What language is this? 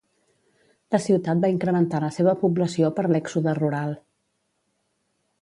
Catalan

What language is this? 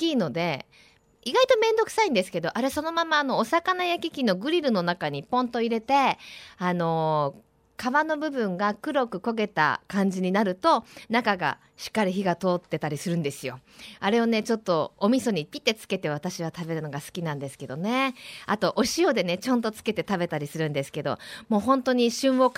Japanese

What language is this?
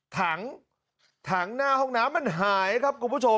Thai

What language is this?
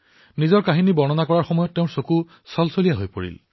Assamese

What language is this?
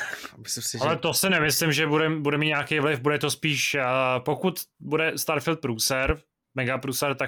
Czech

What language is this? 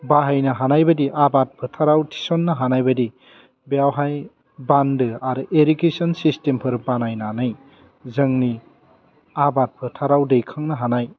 Bodo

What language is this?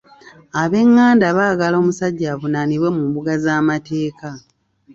Ganda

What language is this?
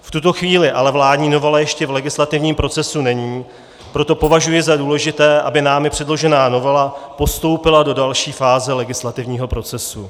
Czech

